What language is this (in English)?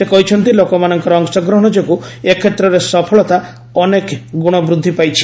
Odia